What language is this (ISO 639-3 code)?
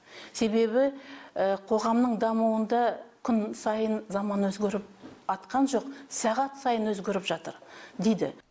kaz